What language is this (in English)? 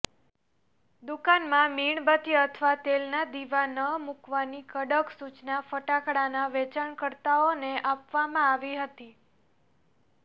Gujarati